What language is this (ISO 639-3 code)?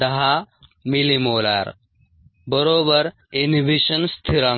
mar